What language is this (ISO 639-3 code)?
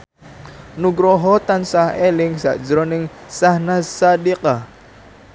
jav